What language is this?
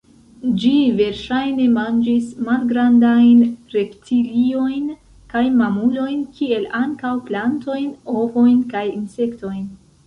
Esperanto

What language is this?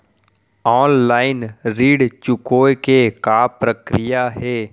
Chhattisgarhi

